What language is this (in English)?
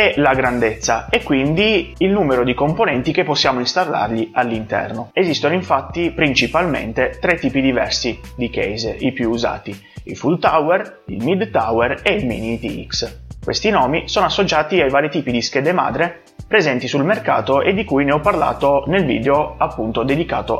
Italian